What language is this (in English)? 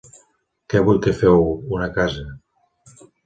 Catalan